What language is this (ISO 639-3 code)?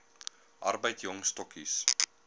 afr